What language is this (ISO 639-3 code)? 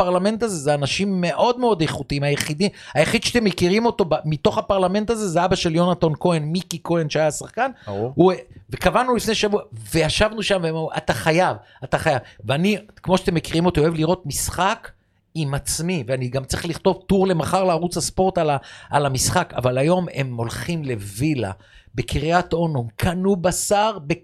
heb